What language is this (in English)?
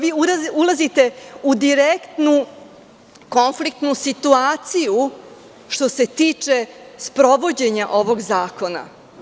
Serbian